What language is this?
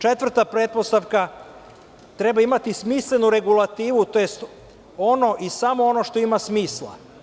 Serbian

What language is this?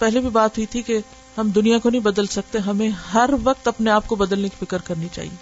Urdu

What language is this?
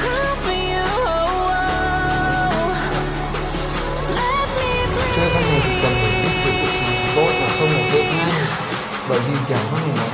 Vietnamese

